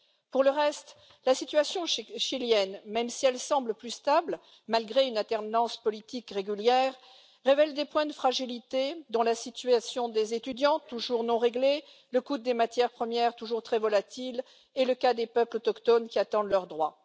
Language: French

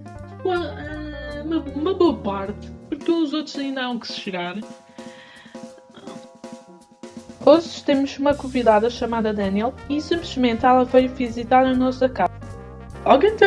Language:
Portuguese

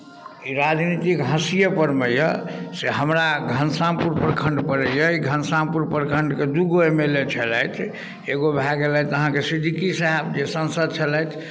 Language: Maithili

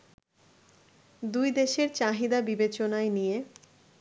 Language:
Bangla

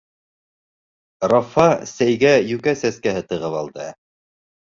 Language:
Bashkir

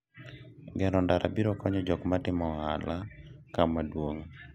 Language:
Luo (Kenya and Tanzania)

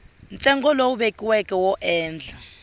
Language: Tsonga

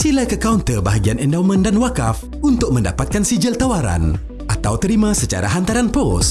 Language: Malay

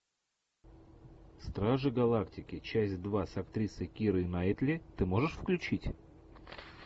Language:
Russian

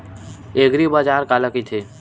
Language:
Chhattisgarhi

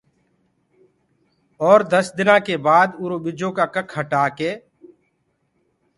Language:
Gurgula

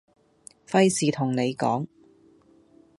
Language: Cantonese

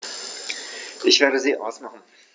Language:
German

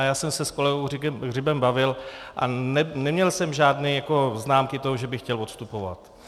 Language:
Czech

